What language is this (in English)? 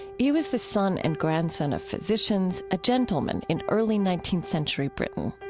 English